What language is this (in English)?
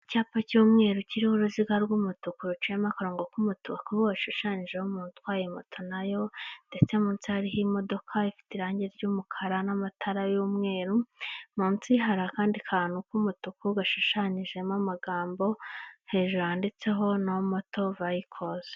Kinyarwanda